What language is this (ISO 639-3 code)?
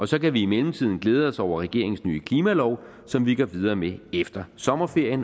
dan